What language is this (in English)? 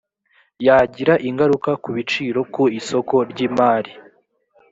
Kinyarwanda